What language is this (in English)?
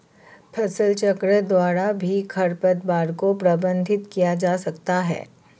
Hindi